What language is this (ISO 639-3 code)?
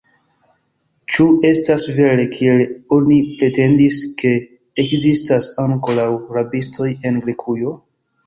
epo